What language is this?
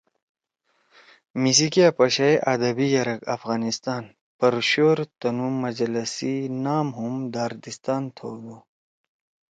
Torwali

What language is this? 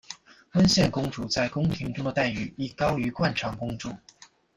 Chinese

